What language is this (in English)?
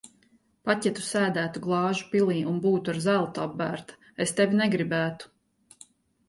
Latvian